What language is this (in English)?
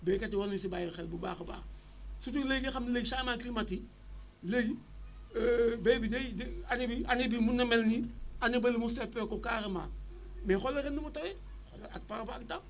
Wolof